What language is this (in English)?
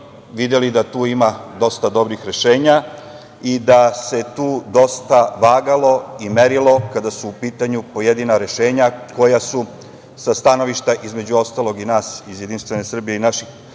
Serbian